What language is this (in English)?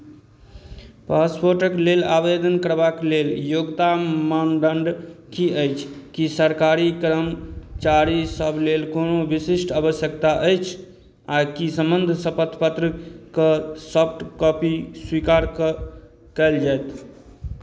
Maithili